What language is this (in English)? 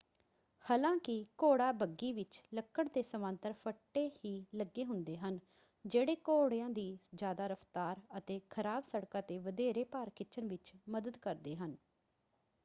Punjabi